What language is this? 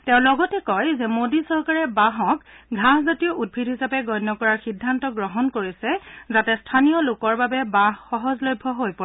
Assamese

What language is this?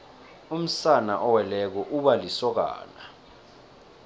South Ndebele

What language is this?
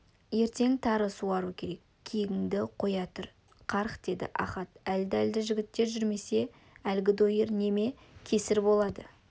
Kazakh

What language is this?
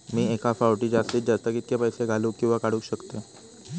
Marathi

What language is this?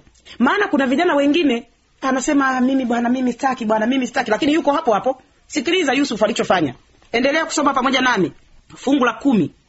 Swahili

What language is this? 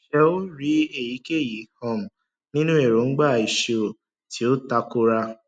Yoruba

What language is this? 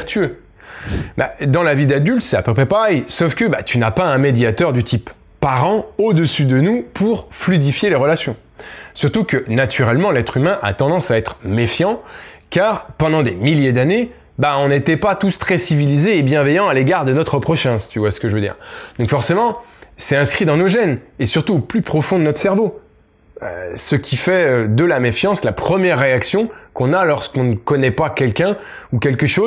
French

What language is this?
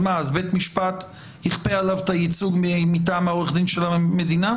Hebrew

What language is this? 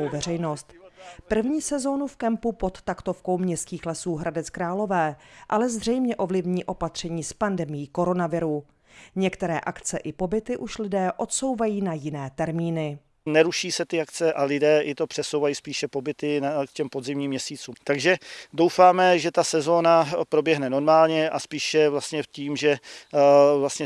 Czech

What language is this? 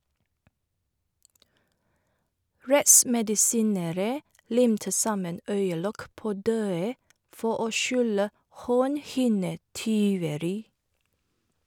Norwegian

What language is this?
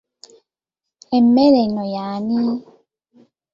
Ganda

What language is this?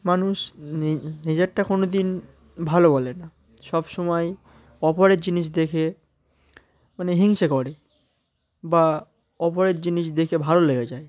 Bangla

